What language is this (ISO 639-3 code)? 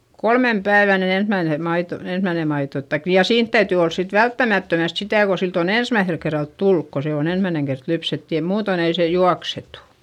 fin